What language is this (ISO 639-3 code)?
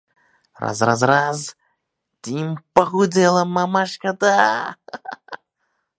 uzb